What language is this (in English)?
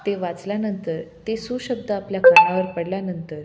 Marathi